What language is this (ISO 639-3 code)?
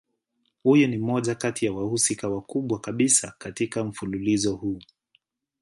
swa